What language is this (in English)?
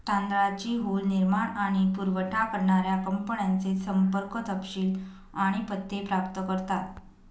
Marathi